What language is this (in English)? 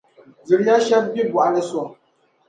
Dagbani